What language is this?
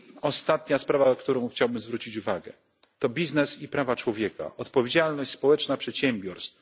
Polish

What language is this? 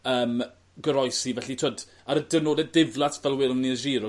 Welsh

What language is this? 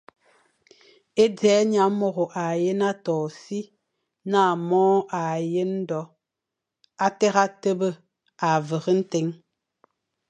Fang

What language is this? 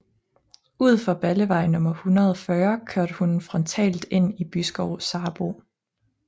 Danish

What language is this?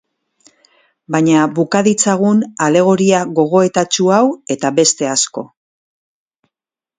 Basque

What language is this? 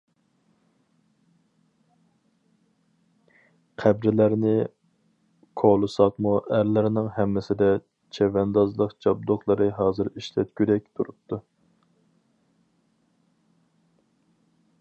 Uyghur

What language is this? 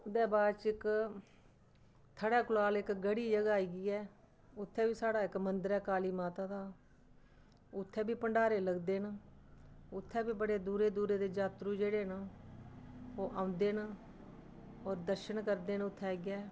Dogri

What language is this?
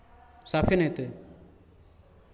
Maithili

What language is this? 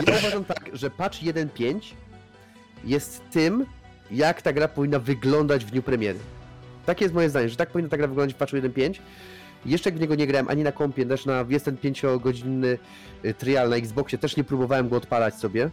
Polish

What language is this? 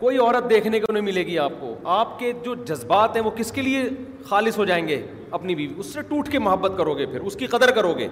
Urdu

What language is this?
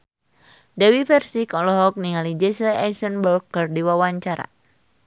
Sundanese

